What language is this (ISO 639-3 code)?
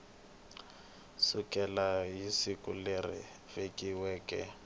tso